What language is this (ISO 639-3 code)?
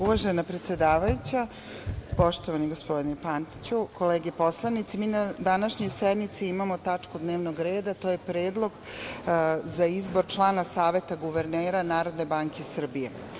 srp